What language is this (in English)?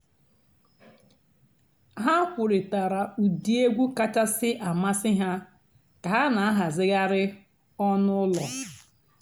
Igbo